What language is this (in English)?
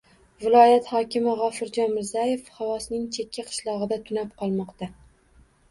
Uzbek